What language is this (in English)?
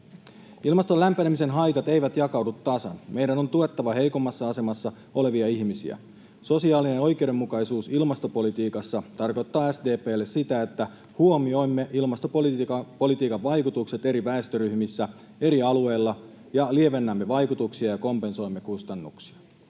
Finnish